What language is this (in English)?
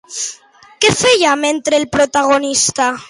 Catalan